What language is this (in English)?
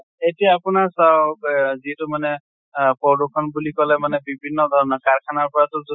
Assamese